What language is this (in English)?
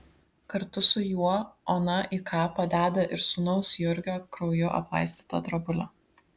Lithuanian